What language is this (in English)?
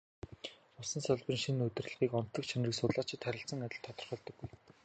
Mongolian